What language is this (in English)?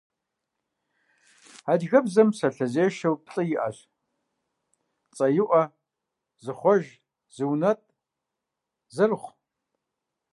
Kabardian